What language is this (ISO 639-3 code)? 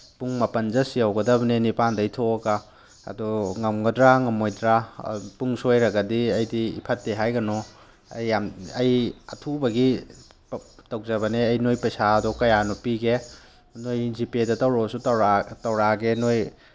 mni